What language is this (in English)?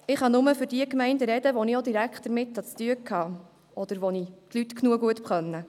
Swiss German